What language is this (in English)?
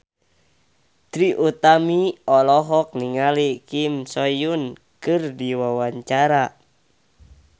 Sundanese